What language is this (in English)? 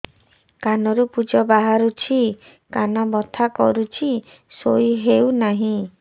Odia